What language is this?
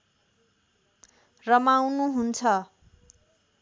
Nepali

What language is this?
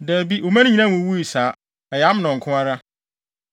Akan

